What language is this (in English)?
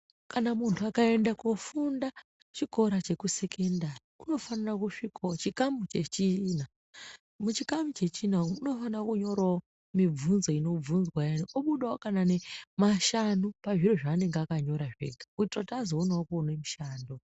Ndau